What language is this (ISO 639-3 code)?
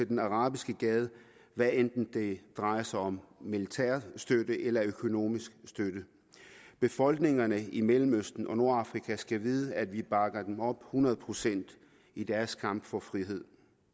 dan